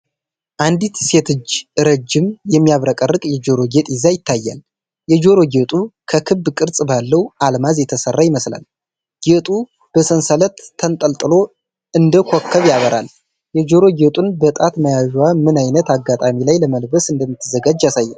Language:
Amharic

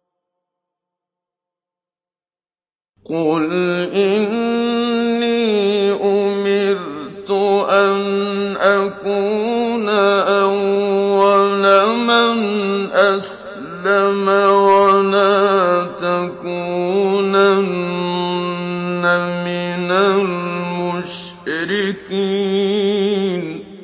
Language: Arabic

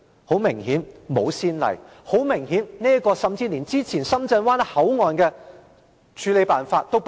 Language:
Cantonese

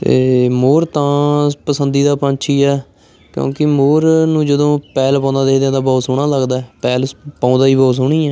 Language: Punjabi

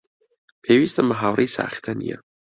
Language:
Central Kurdish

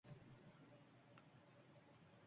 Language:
Uzbek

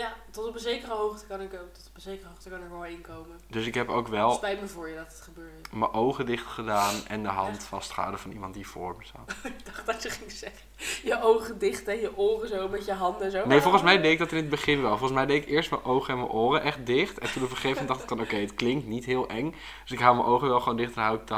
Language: Dutch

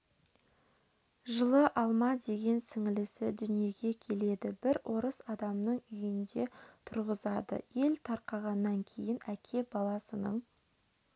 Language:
Kazakh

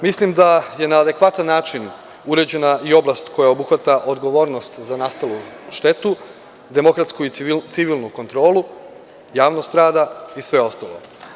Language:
Serbian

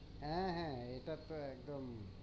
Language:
Bangla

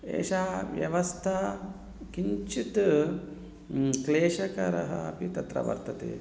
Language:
Sanskrit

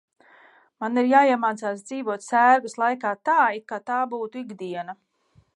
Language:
Latvian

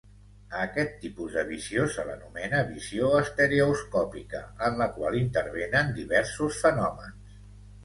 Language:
Catalan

